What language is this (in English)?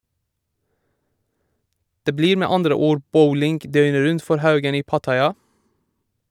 Norwegian